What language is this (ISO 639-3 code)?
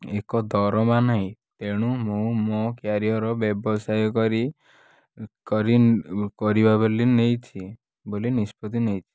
ori